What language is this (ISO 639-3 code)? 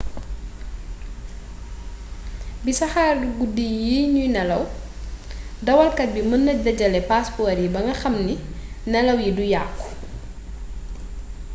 wol